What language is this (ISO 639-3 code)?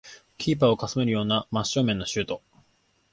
jpn